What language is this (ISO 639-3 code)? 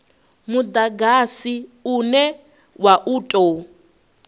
ven